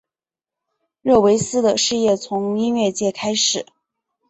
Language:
Chinese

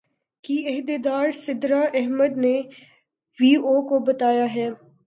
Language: Urdu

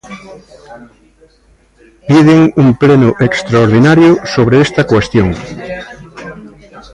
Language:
Galician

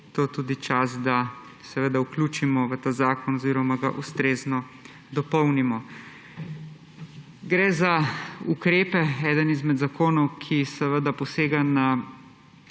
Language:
Slovenian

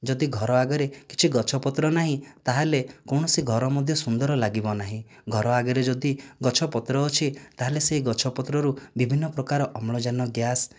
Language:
Odia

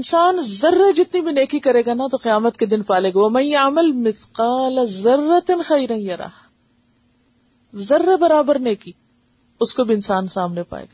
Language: Urdu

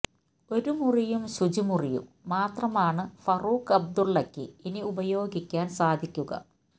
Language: Malayalam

